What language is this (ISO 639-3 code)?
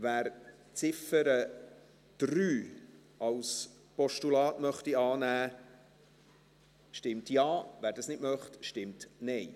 gsw